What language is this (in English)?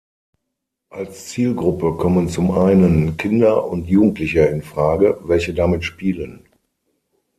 German